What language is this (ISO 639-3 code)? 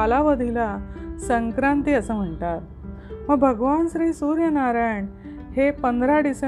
mar